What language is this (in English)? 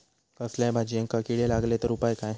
Marathi